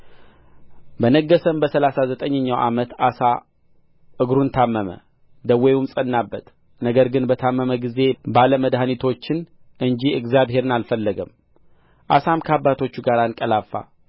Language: Amharic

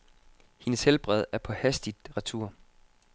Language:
Danish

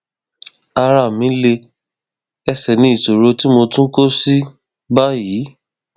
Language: Yoruba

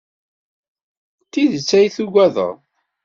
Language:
Kabyle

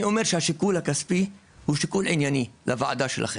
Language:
Hebrew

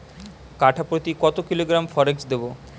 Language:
Bangla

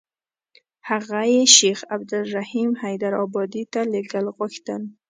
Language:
Pashto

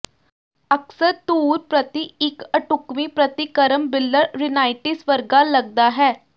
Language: Punjabi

